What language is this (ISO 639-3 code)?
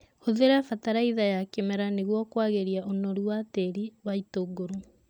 kik